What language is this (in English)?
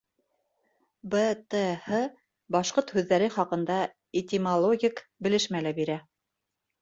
Bashkir